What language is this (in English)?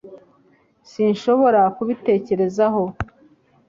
Kinyarwanda